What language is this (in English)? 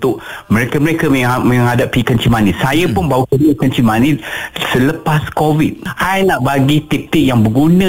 Malay